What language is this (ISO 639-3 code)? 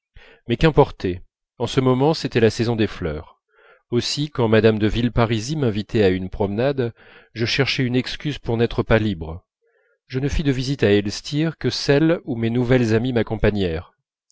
fra